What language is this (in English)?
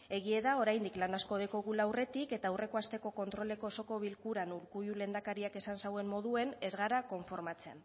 Basque